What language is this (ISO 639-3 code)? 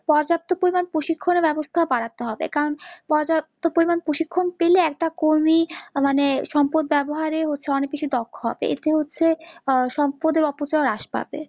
ben